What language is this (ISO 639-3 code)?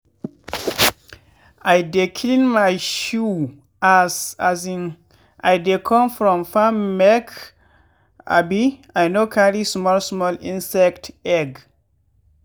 pcm